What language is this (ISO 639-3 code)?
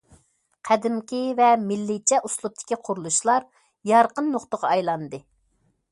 uig